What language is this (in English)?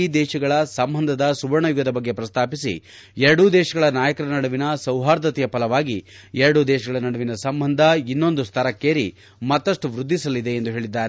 Kannada